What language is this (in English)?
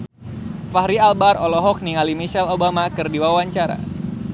Sundanese